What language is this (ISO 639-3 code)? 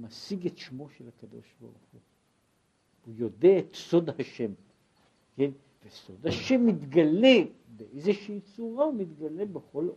heb